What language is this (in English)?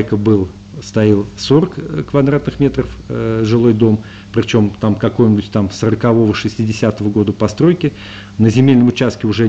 Russian